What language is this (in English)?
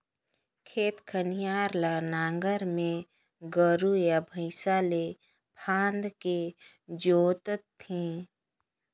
Chhattisgarhi